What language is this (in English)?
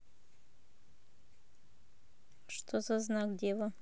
Russian